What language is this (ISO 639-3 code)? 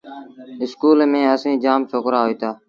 sbn